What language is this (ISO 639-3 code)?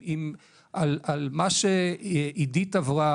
heb